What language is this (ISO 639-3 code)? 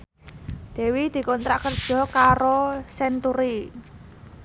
jav